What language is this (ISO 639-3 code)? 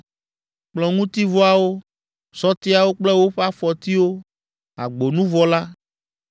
ewe